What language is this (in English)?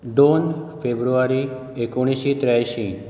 Konkani